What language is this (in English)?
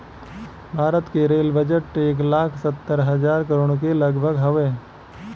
Bhojpuri